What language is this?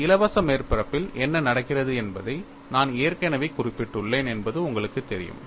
Tamil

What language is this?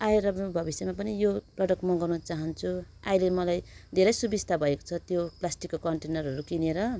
Nepali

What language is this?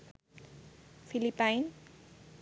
Bangla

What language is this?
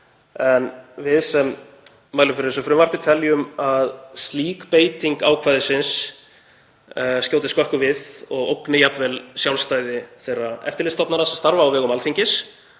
Icelandic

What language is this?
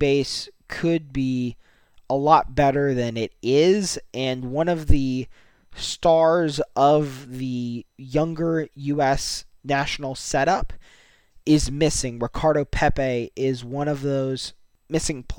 English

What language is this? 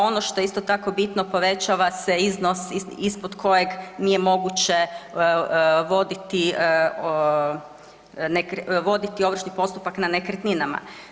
Croatian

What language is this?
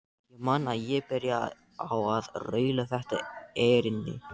Icelandic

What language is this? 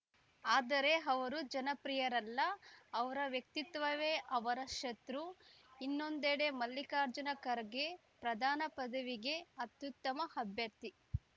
Kannada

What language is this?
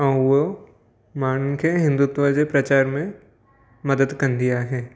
Sindhi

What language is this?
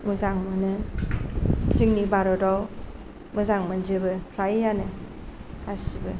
Bodo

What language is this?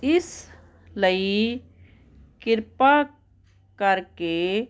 Punjabi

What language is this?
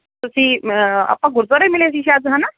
Punjabi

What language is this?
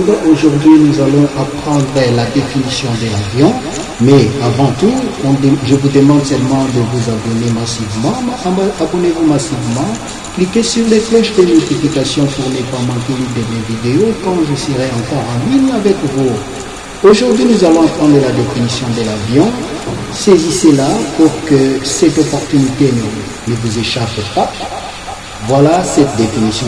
French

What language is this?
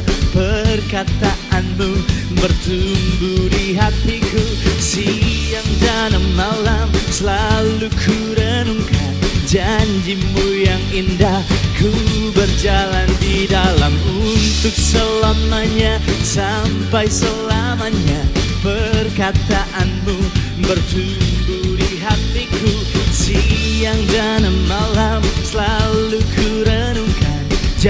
Indonesian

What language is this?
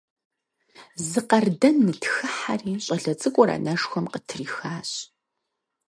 Kabardian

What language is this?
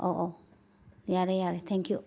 Manipuri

